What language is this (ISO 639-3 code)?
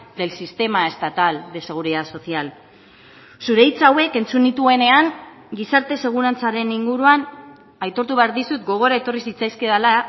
eus